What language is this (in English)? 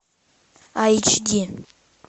Russian